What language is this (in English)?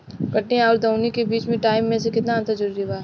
Bhojpuri